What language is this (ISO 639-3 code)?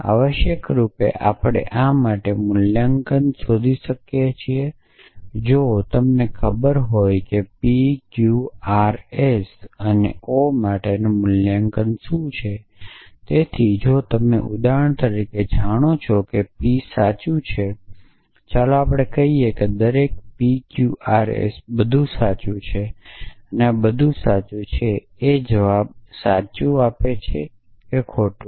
guj